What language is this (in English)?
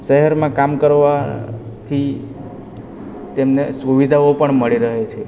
Gujarati